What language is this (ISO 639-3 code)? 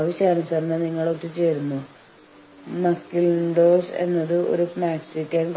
mal